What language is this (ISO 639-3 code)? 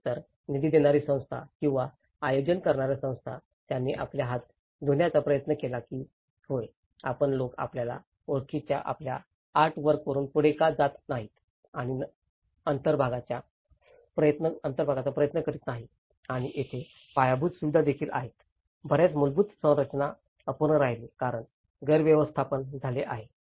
mar